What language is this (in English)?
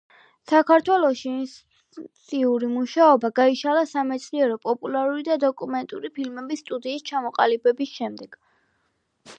Georgian